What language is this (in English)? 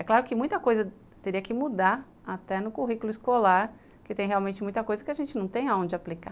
Portuguese